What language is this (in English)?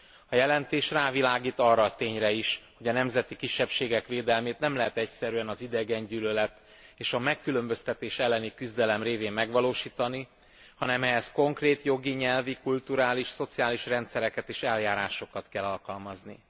Hungarian